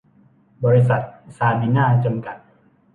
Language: Thai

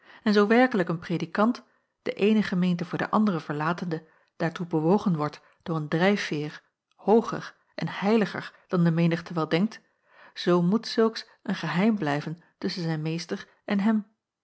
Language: Dutch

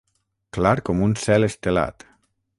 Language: Catalan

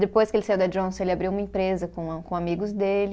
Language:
Portuguese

